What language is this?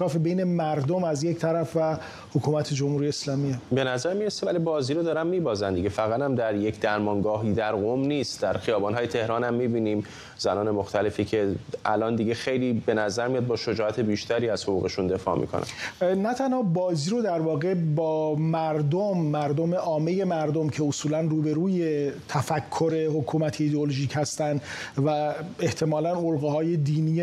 Persian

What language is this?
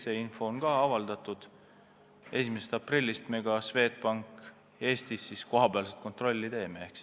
Estonian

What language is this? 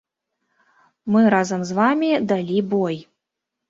Belarusian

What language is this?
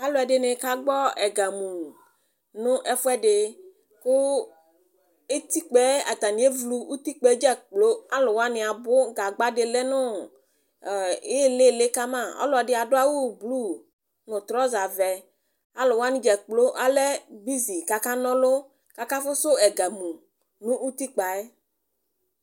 Ikposo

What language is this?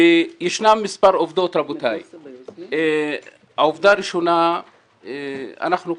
Hebrew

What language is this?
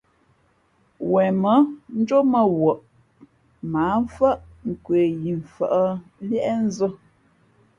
Fe'fe'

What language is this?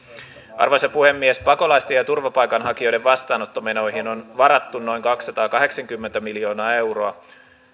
Finnish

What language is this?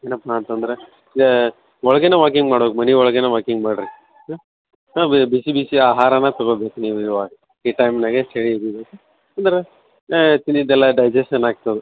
Kannada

